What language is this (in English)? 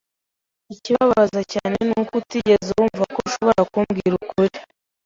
Kinyarwanda